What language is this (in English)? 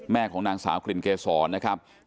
Thai